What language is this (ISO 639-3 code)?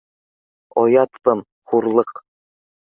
bak